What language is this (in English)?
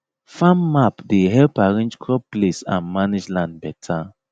Nigerian Pidgin